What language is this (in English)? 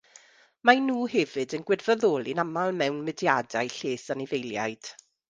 Welsh